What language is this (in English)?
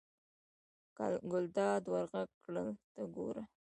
Pashto